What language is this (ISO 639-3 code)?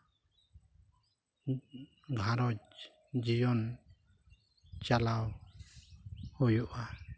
sat